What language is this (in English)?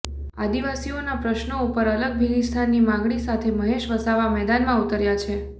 Gujarati